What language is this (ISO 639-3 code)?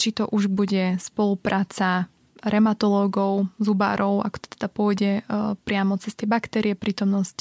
slk